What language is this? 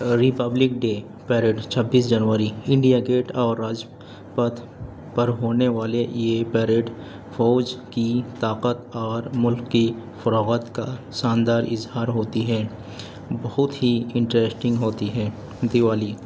Urdu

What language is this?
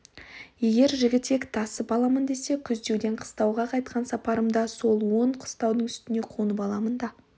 Kazakh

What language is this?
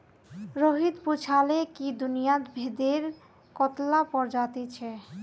Magahi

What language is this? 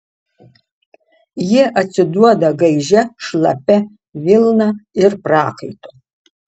Lithuanian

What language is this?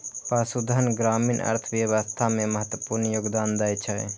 Maithili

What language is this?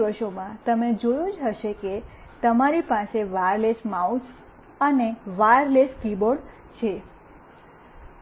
Gujarati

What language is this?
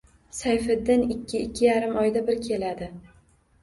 Uzbek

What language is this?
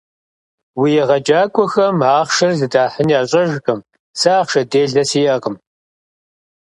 Kabardian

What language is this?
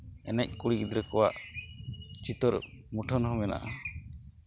Santali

